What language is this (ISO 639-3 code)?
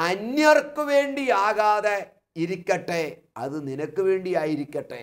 mal